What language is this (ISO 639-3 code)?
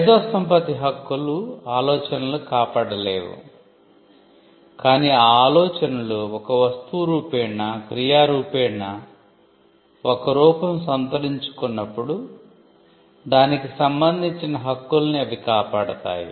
tel